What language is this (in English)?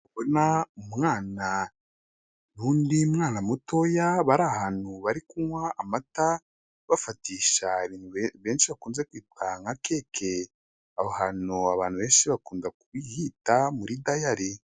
Kinyarwanda